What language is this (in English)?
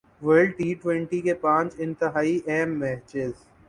Urdu